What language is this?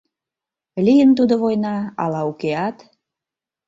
Mari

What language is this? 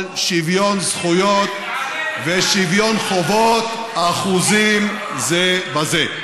Hebrew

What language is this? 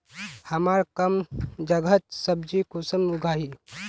Magahi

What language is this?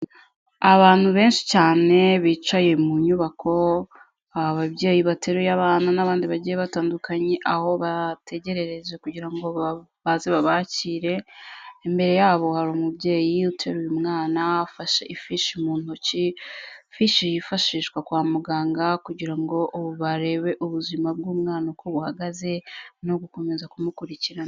Kinyarwanda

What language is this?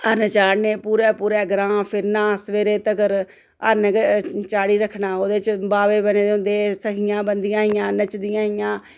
Dogri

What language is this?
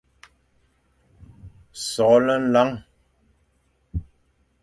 Fang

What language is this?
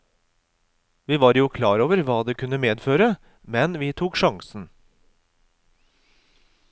Norwegian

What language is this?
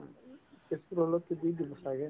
Assamese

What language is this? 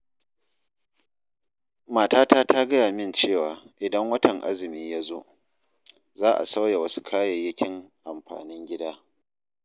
Hausa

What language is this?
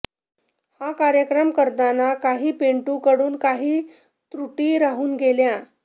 Marathi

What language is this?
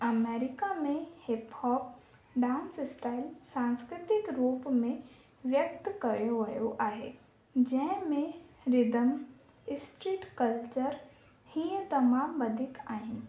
Sindhi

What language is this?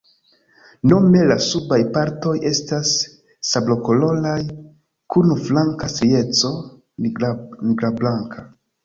Esperanto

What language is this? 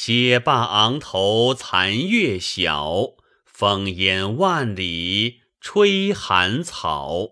Chinese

